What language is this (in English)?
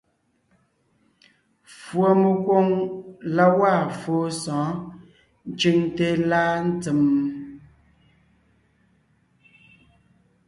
Ngiemboon